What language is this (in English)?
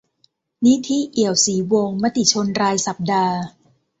Thai